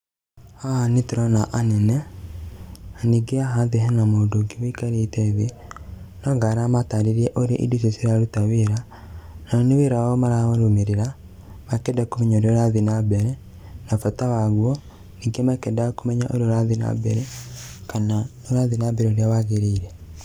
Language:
Kikuyu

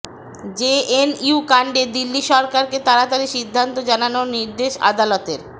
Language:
Bangla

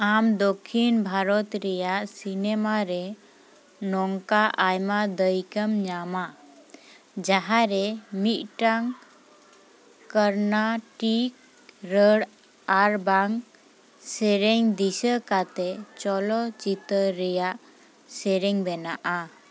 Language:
Santali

